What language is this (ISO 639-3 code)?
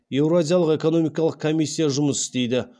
kaz